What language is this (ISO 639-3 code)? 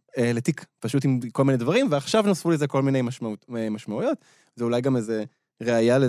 heb